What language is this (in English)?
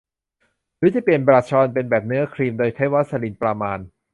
Thai